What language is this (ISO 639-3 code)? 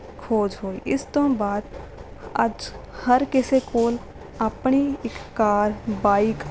pan